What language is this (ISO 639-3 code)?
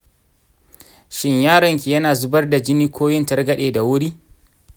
hau